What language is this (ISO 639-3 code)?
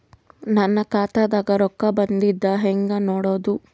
kan